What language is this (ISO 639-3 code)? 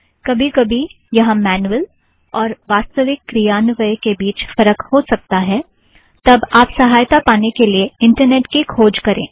hin